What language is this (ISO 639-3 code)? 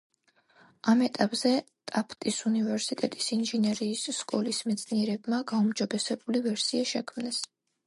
kat